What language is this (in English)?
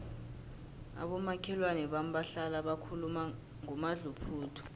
South Ndebele